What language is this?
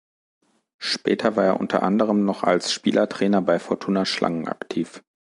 German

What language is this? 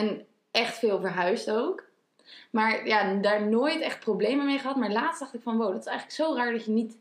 Dutch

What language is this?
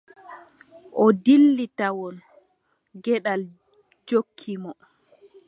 Adamawa Fulfulde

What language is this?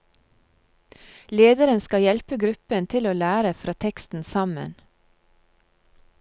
Norwegian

